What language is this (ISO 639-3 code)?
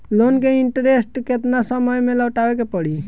bho